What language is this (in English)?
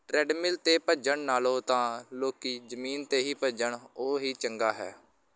Punjabi